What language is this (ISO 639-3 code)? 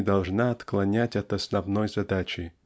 rus